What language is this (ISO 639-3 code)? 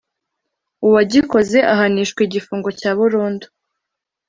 kin